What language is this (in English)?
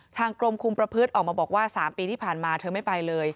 Thai